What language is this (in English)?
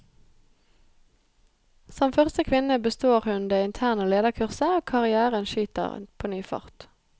Norwegian